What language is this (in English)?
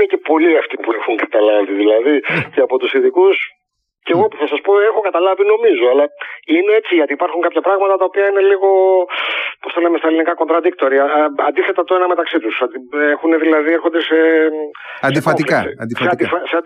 Greek